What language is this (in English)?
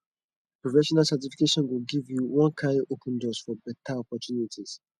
Nigerian Pidgin